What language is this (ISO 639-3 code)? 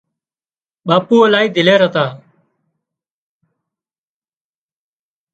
kxp